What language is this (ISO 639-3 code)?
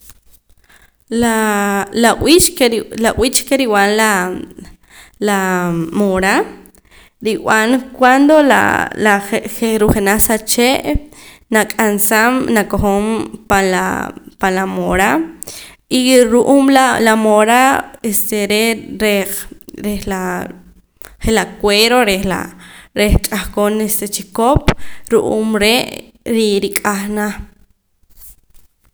poc